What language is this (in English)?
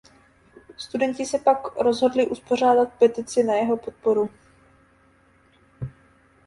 Czech